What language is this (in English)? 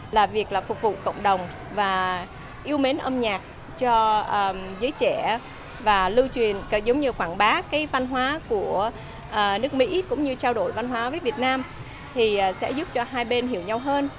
Vietnamese